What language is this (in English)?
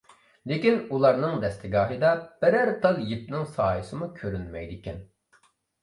Uyghur